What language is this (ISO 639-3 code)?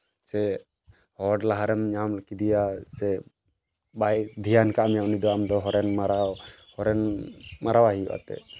sat